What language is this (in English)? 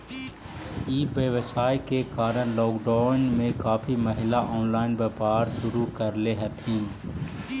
Magahi